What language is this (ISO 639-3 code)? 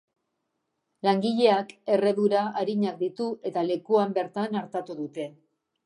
eus